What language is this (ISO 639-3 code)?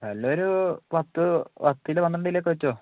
mal